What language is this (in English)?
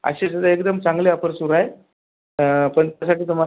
Marathi